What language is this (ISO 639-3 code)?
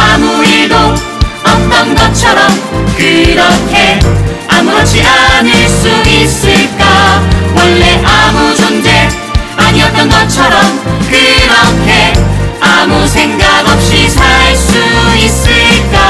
kor